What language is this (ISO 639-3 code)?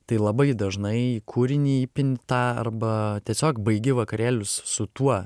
lit